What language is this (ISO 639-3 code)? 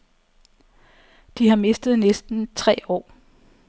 dan